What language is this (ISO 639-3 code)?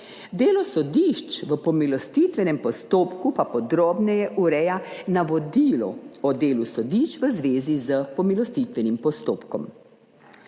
slv